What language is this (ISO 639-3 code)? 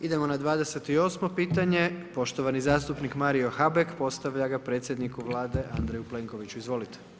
hrv